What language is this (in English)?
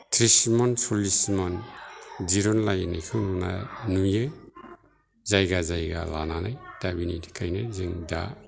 Bodo